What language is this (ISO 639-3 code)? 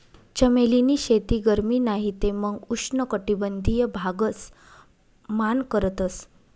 mar